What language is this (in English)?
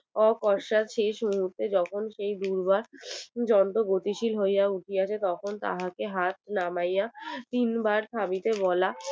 Bangla